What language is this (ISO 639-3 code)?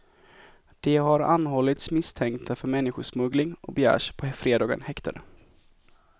swe